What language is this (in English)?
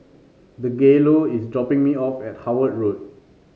English